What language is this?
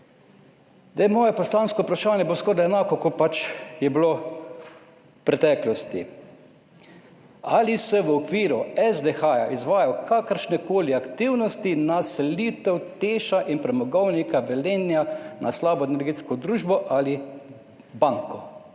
Slovenian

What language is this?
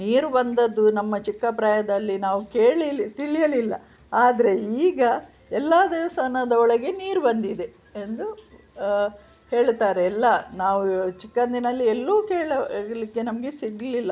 Kannada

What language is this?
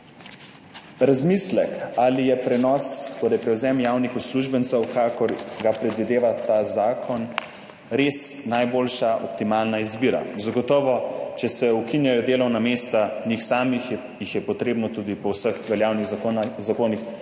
Slovenian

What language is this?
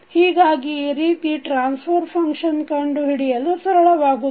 Kannada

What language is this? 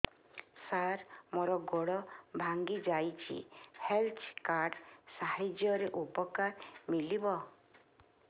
Odia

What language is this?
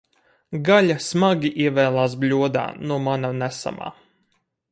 Latvian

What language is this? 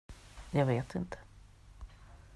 Swedish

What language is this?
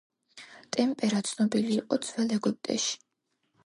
Georgian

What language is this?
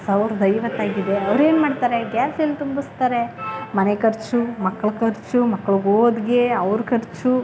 Kannada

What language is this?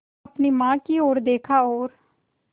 Hindi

